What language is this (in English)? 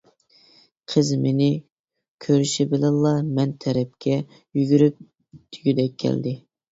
Uyghur